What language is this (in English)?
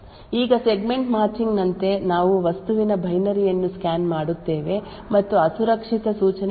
Kannada